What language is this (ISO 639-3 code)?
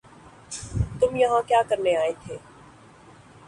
urd